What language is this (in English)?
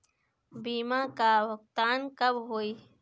Bhojpuri